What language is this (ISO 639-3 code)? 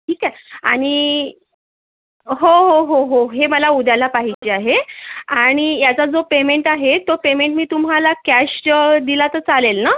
mar